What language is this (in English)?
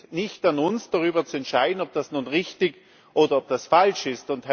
German